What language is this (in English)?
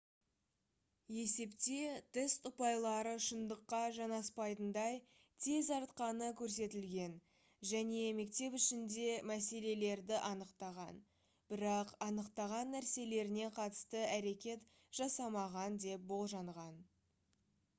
Kazakh